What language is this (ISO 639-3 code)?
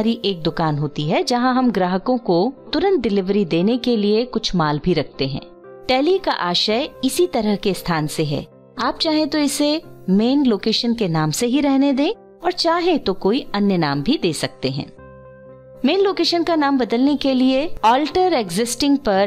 hin